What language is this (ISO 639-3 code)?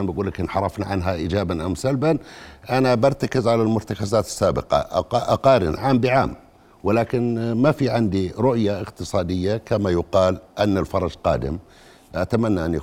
ara